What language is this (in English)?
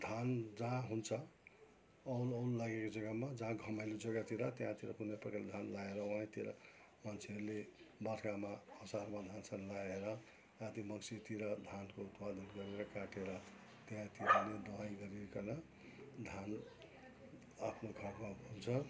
Nepali